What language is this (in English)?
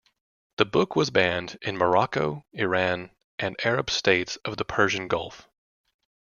English